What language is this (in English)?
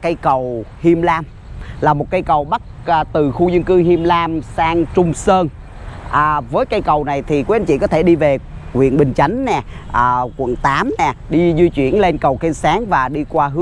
Vietnamese